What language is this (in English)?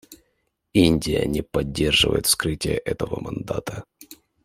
Russian